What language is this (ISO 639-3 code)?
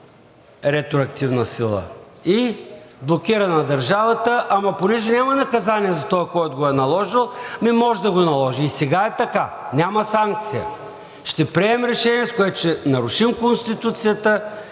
bul